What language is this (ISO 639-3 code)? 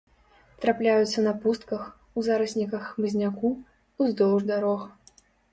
bel